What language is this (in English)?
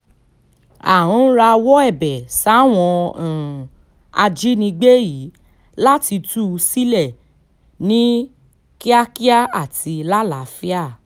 Yoruba